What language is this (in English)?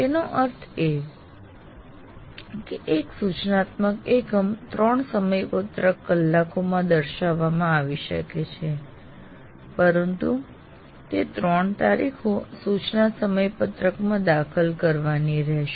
Gujarati